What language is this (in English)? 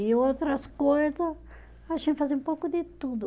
Portuguese